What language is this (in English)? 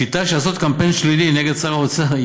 Hebrew